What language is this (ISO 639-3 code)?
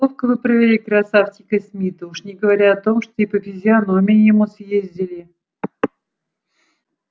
rus